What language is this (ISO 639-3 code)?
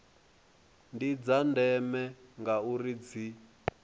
ven